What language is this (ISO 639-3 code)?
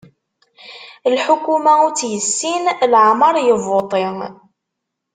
kab